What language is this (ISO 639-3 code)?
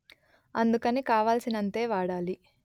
tel